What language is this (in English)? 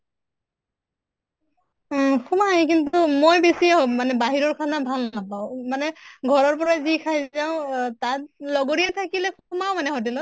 Assamese